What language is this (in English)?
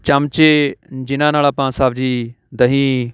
Punjabi